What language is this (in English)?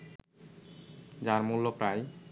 Bangla